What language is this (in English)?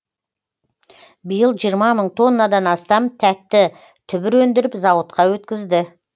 Kazakh